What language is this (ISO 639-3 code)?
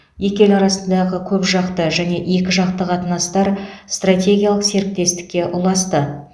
kaz